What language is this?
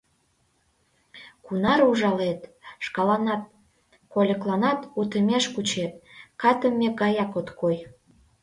Mari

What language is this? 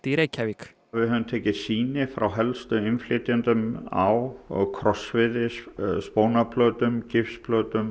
Icelandic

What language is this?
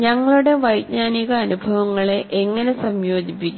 Malayalam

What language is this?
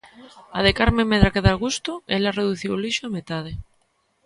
Galician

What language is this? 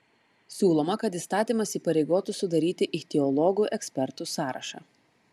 Lithuanian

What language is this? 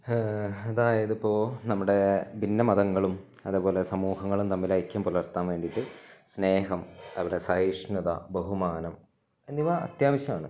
Malayalam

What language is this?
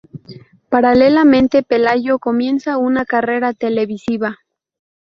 Spanish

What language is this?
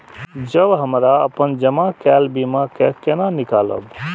Maithili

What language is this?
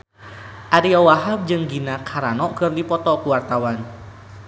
Sundanese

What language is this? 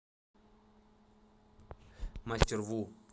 Russian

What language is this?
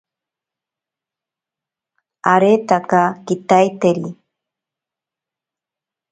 Ashéninka Perené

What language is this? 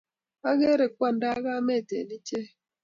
Kalenjin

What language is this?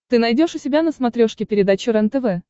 Russian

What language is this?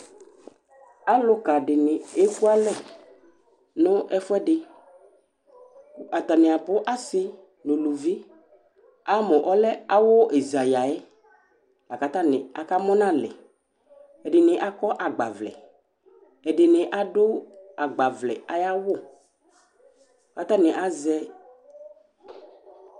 Ikposo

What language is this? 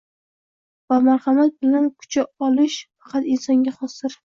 Uzbek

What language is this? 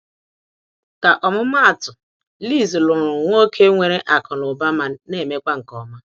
Igbo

